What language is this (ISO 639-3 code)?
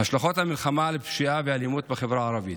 heb